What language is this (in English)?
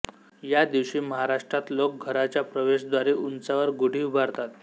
Marathi